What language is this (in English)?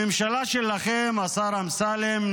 Hebrew